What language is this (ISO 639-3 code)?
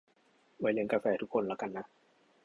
tha